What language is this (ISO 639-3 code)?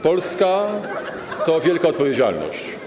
pol